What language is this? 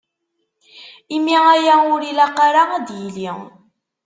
Kabyle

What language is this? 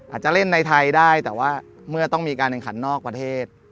Thai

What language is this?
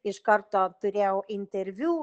Lithuanian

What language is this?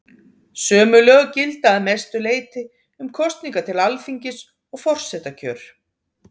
Icelandic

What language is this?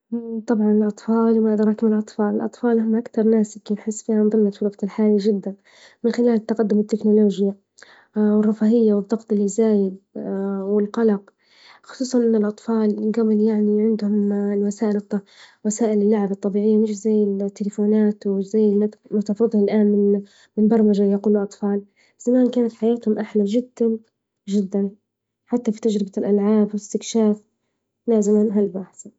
Libyan Arabic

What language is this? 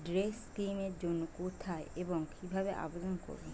Bangla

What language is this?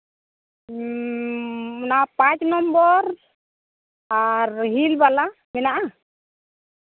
Santali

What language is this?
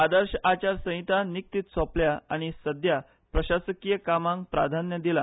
Konkani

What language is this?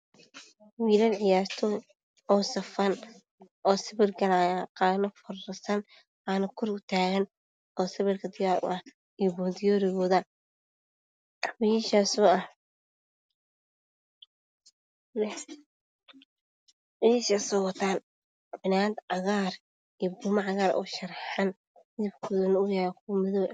Somali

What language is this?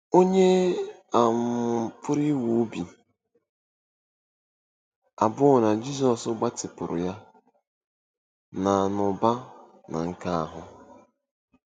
Igbo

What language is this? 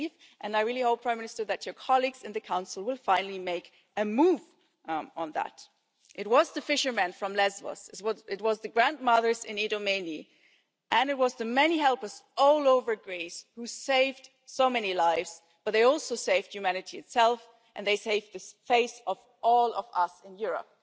English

